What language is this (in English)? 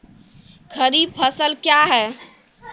Maithili